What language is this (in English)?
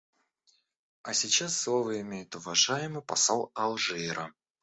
Russian